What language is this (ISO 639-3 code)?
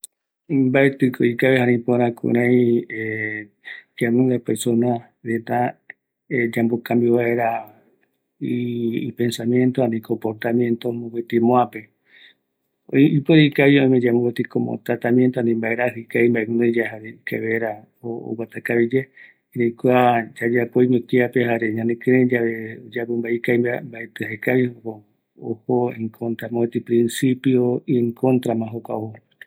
gui